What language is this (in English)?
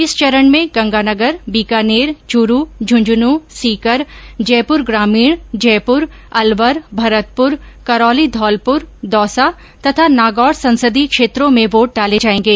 Hindi